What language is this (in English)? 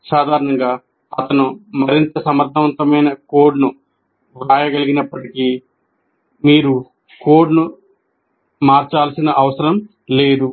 Telugu